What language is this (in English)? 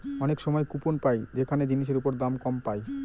Bangla